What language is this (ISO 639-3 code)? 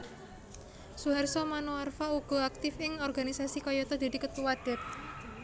jav